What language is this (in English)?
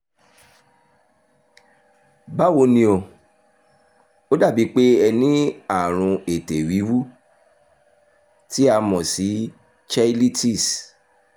Yoruba